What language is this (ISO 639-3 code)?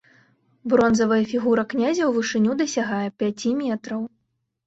bel